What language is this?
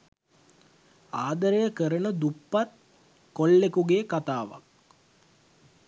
Sinhala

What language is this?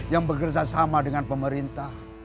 Indonesian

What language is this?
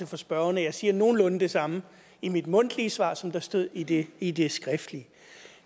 Danish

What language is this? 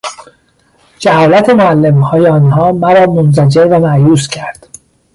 Persian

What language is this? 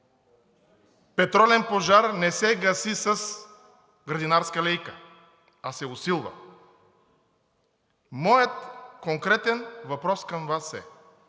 Bulgarian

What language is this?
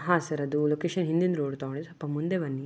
Kannada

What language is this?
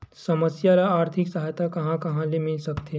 Chhattisgarhi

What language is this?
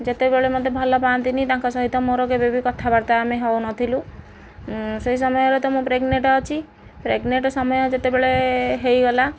Odia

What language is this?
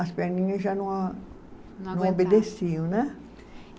Portuguese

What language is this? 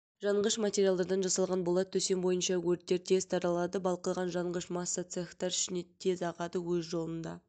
Kazakh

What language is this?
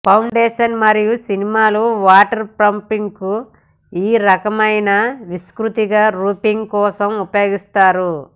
Telugu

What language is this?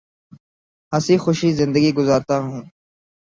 Urdu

